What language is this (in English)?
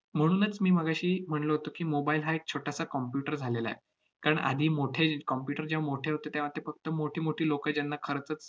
Marathi